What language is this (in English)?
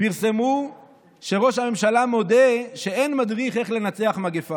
Hebrew